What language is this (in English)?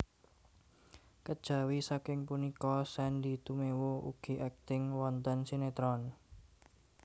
Javanese